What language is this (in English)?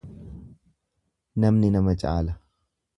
Oromo